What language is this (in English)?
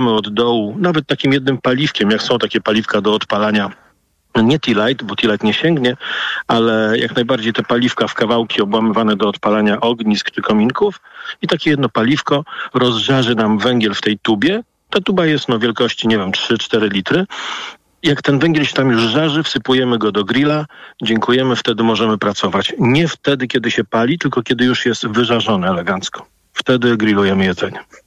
Polish